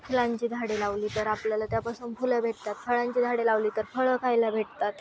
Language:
Marathi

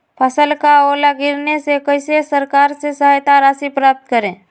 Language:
Magahi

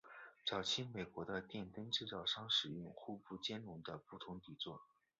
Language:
Chinese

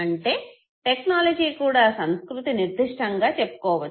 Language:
Telugu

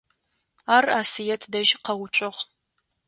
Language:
Adyghe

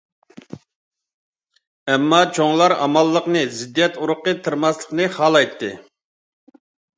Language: Uyghur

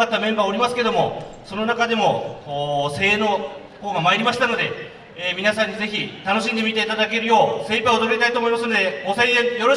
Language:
Japanese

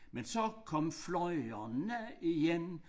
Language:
Danish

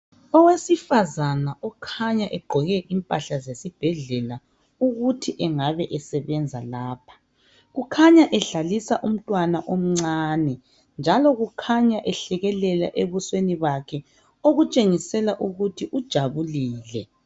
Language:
North Ndebele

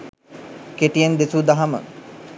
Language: Sinhala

